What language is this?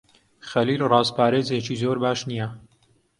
Central Kurdish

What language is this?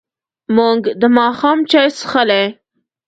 Pashto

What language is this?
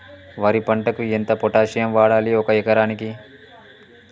Telugu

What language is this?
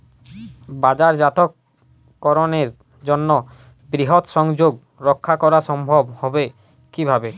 Bangla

